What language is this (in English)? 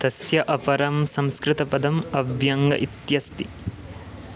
Sanskrit